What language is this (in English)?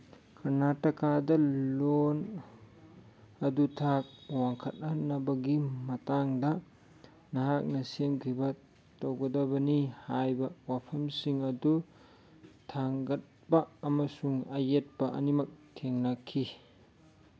Manipuri